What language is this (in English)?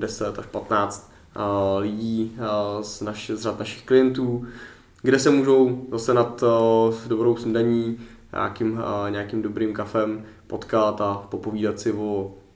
Czech